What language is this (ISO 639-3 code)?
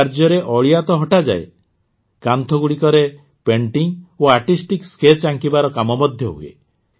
ori